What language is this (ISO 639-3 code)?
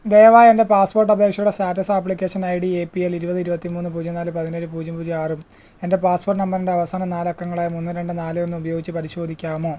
mal